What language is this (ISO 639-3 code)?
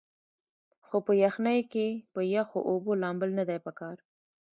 pus